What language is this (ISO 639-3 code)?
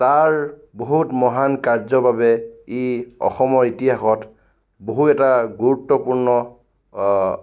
asm